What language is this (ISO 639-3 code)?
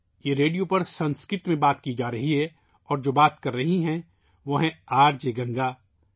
urd